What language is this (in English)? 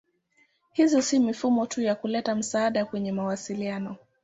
Swahili